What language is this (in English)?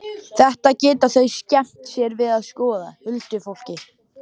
Icelandic